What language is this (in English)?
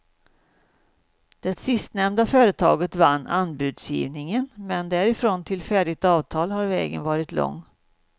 Swedish